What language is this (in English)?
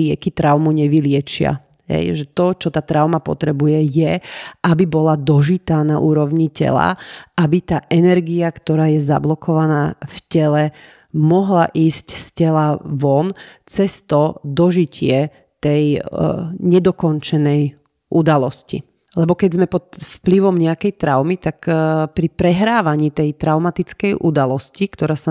Slovak